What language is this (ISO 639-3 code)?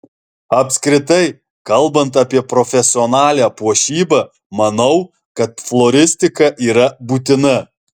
lit